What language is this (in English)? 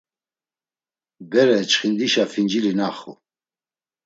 Laz